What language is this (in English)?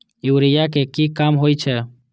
Maithili